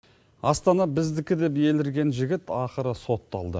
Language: Kazakh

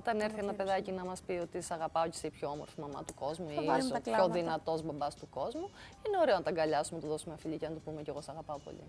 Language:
Greek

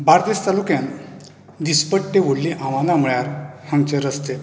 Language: Konkani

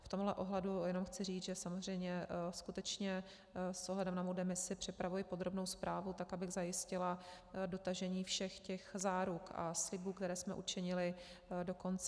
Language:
Czech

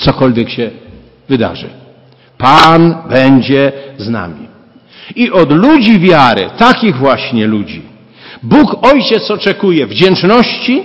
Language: Polish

